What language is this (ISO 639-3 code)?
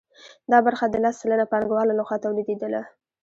pus